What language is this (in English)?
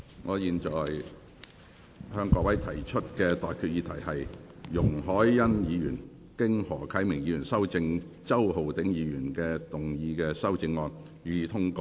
Cantonese